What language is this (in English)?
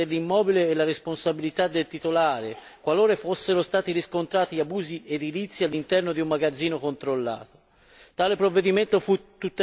Italian